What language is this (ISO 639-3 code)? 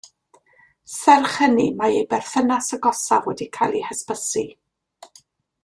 cym